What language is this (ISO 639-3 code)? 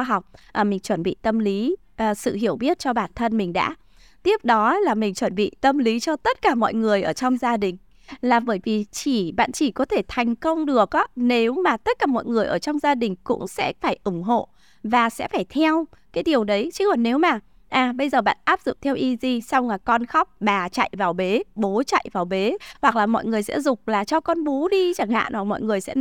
vie